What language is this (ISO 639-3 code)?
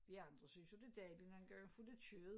dan